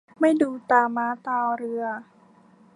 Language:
Thai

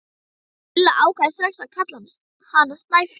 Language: Icelandic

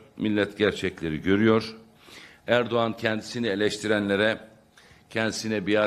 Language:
Turkish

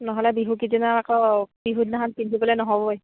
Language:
Assamese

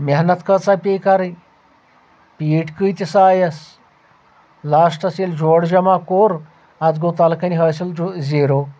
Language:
Kashmiri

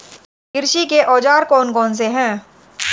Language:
Hindi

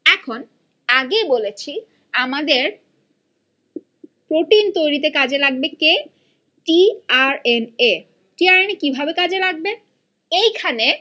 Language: Bangla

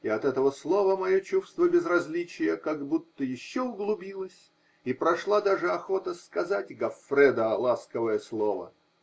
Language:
Russian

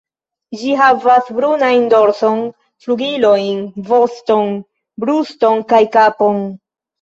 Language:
Esperanto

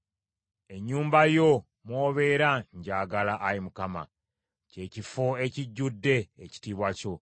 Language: Ganda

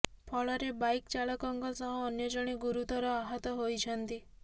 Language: Odia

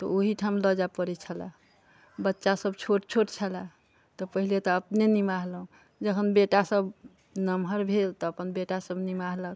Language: Maithili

